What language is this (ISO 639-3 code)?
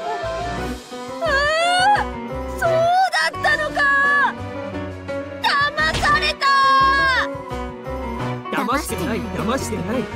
jpn